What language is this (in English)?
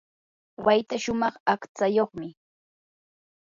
Yanahuanca Pasco Quechua